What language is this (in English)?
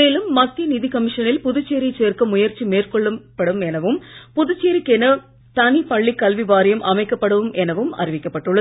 Tamil